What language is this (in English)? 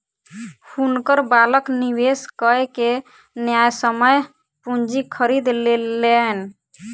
Maithili